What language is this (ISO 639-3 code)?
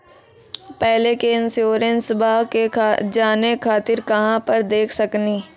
mai